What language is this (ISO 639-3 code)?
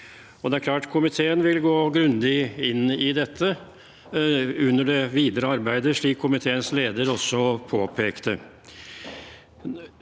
nor